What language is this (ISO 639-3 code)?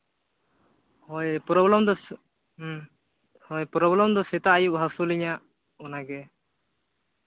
sat